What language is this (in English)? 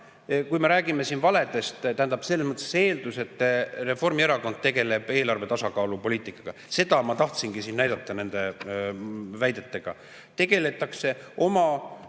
Estonian